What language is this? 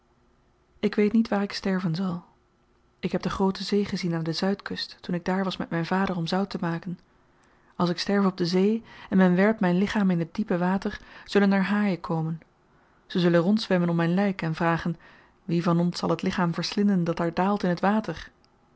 Dutch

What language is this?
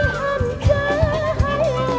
Indonesian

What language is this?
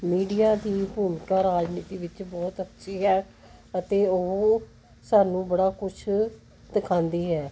Punjabi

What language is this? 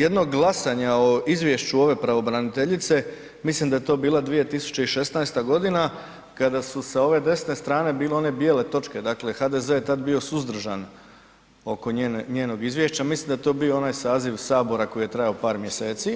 Croatian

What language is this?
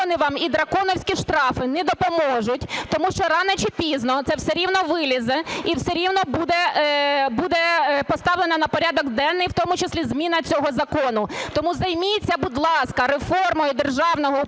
Ukrainian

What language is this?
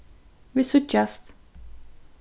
Faroese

